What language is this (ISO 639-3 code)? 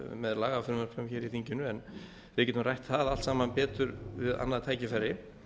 isl